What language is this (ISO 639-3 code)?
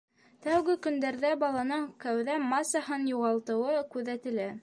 bak